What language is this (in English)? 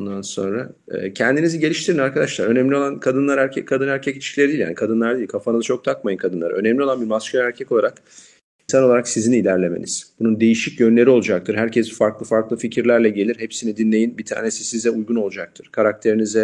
Turkish